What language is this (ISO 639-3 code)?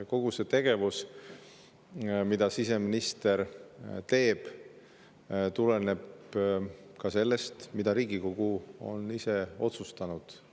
est